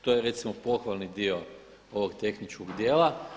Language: Croatian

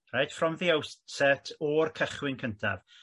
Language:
Welsh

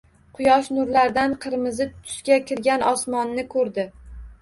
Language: Uzbek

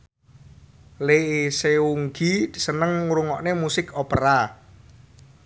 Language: Javanese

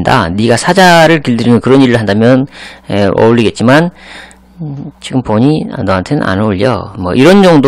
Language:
Korean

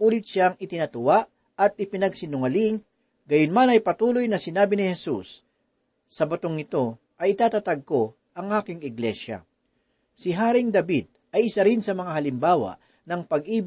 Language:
Filipino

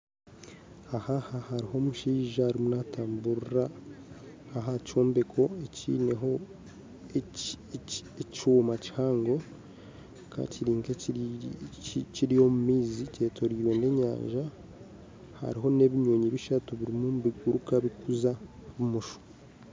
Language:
Nyankole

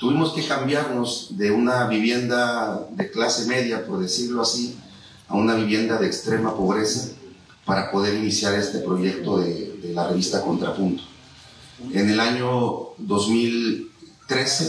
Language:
Spanish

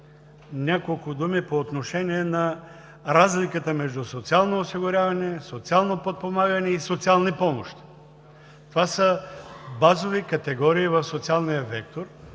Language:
Bulgarian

